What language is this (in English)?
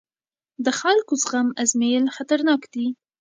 Pashto